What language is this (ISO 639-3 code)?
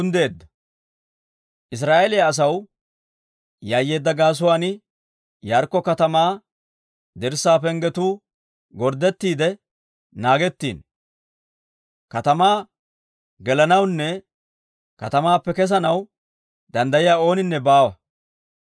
dwr